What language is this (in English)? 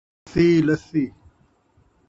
Saraiki